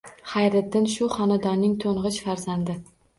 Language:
Uzbek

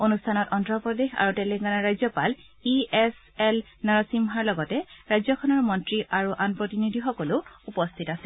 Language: Assamese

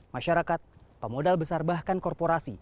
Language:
Indonesian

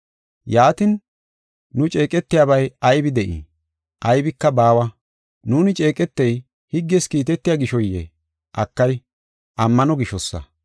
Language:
Gofa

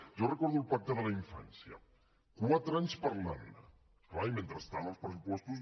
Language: Catalan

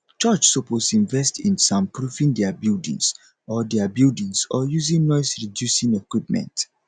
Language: Nigerian Pidgin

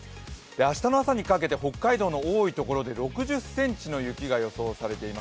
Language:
Japanese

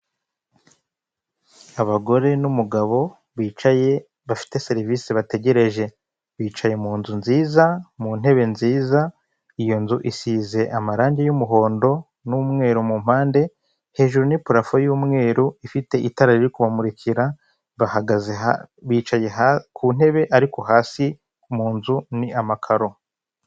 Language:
Kinyarwanda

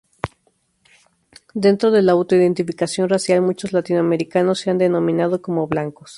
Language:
Spanish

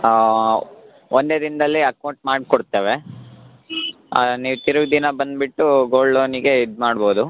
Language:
Kannada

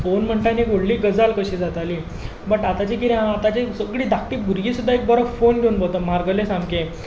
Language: Konkani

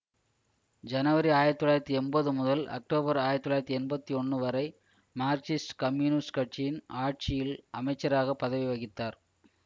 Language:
Tamil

